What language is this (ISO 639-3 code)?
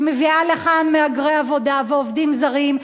heb